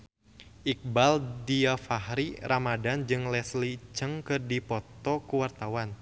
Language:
Sundanese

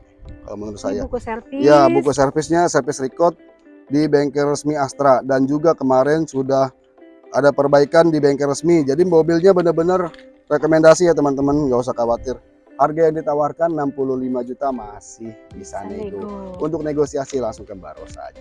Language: Indonesian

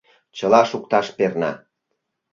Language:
Mari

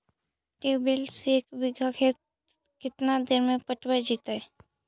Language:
Magahi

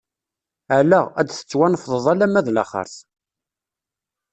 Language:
Kabyle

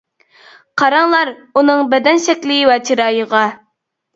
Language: Uyghur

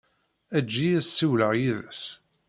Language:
Kabyle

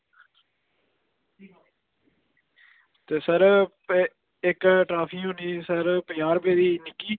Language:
Dogri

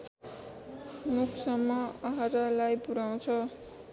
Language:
Nepali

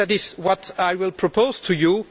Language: English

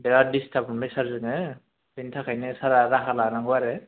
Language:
Bodo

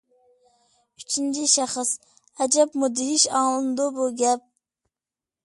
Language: Uyghur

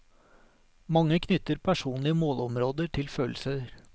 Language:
Norwegian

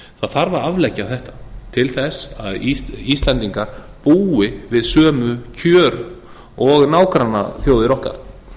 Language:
Icelandic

